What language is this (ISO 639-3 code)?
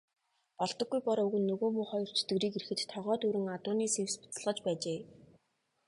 mon